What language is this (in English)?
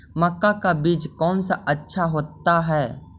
Magahi